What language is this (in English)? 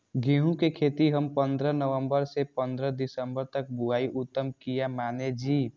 Maithili